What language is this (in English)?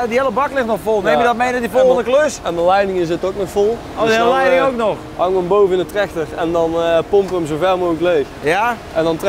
Dutch